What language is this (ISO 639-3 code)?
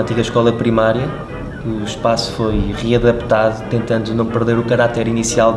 por